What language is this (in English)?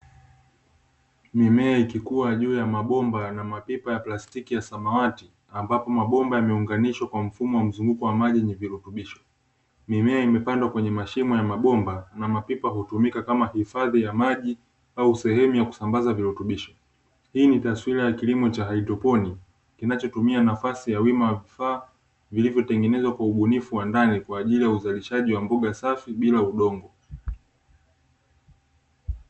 Swahili